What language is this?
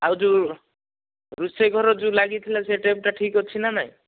Odia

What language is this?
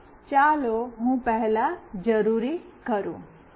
Gujarati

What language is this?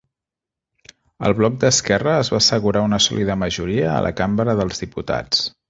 Catalan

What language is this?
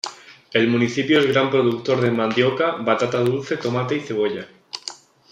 Spanish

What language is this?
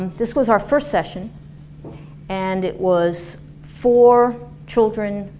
English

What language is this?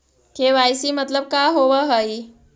Magahi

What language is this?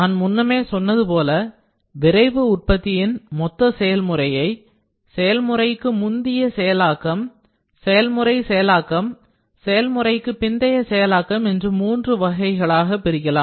Tamil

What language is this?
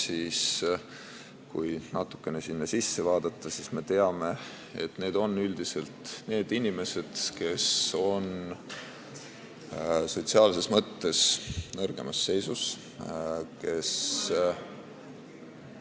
Estonian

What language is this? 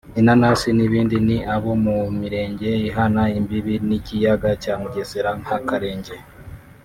Kinyarwanda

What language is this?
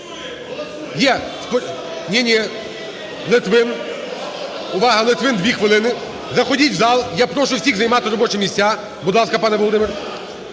Ukrainian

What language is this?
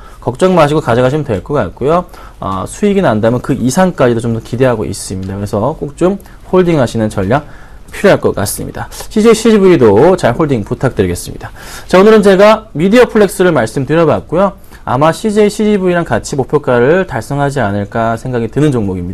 Korean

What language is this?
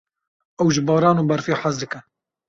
Kurdish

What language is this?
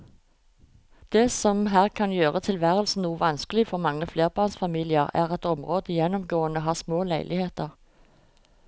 Norwegian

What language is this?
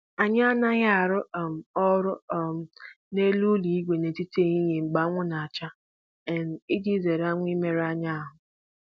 Igbo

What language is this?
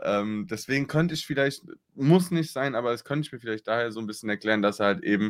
German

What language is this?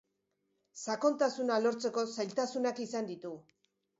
Basque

